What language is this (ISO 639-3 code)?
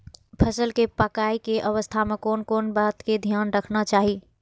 mai